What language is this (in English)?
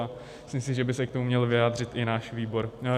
Czech